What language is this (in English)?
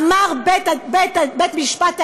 Hebrew